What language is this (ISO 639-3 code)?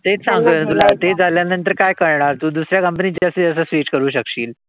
mar